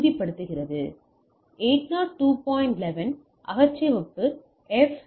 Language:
Tamil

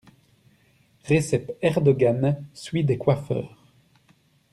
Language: French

